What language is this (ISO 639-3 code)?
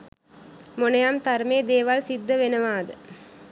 sin